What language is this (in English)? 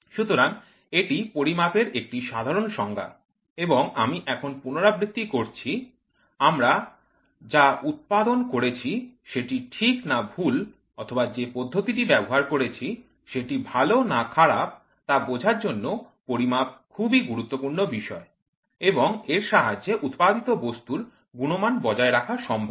Bangla